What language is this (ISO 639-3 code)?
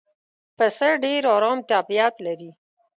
pus